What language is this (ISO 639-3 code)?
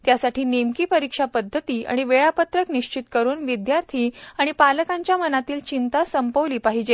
mar